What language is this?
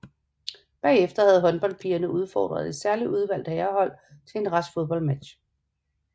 Danish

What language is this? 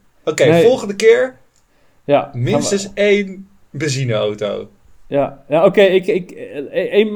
Dutch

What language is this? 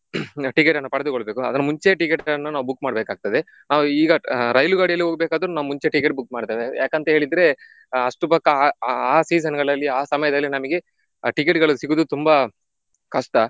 Kannada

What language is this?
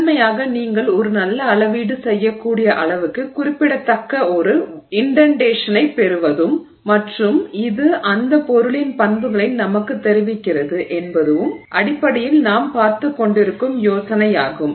Tamil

